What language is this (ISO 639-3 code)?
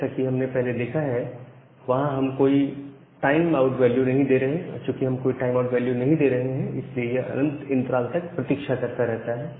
hin